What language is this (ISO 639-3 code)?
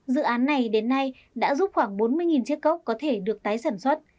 vie